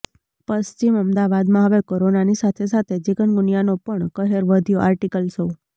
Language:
Gujarati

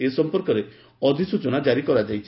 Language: Odia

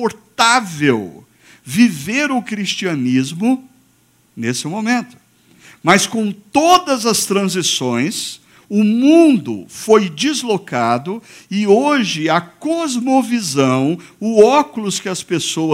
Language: Portuguese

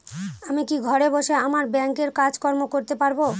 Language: Bangla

